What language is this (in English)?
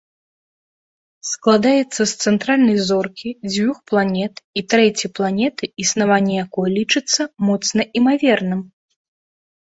Belarusian